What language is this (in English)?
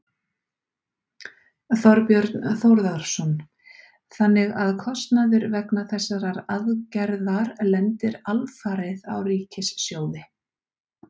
Icelandic